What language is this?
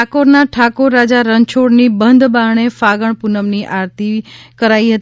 Gujarati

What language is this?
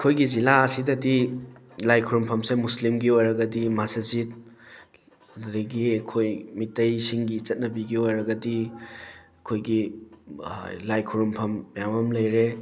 Manipuri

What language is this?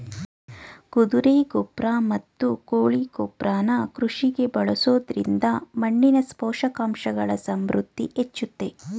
Kannada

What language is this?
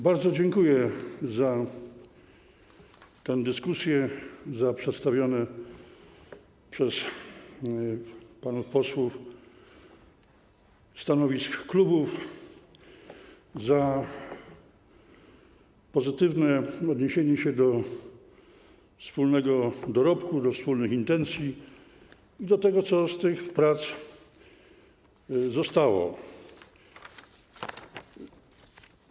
Polish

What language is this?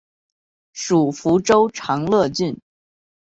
Chinese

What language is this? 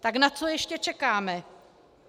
Czech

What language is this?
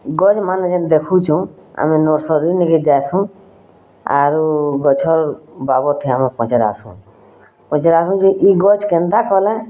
Odia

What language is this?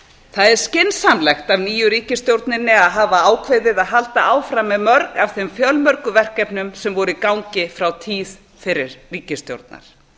Icelandic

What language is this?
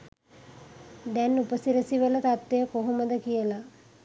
Sinhala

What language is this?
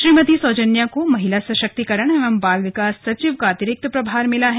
Hindi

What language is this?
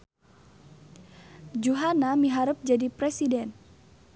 Sundanese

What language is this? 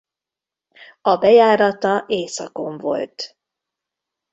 Hungarian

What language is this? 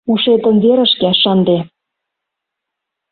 Mari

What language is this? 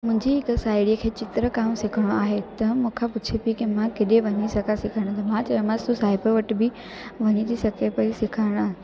Sindhi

